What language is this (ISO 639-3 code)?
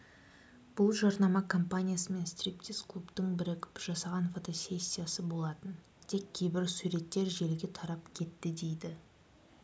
kaz